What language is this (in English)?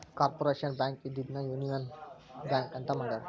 Kannada